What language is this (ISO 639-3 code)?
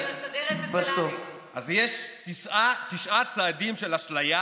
heb